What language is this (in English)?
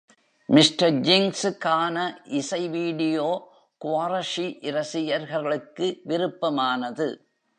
Tamil